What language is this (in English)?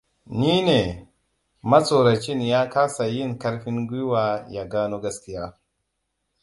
Hausa